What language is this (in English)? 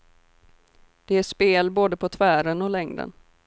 Swedish